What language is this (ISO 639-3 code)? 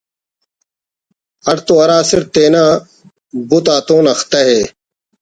brh